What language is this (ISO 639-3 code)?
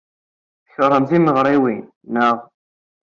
kab